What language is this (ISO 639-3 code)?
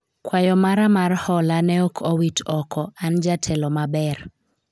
luo